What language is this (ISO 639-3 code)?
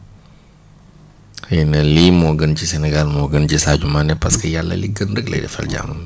wol